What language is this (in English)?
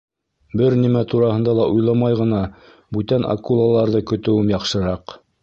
Bashkir